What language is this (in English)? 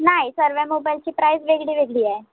Marathi